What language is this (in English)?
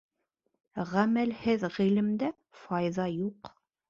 Bashkir